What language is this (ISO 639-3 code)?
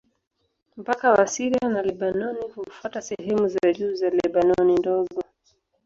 swa